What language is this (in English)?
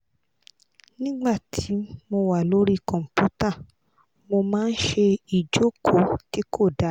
Yoruba